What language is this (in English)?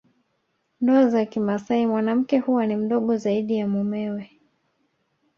Swahili